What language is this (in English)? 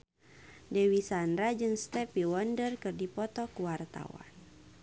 Sundanese